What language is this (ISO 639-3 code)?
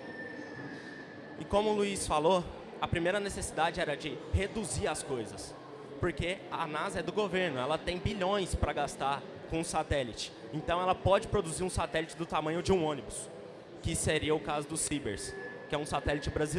por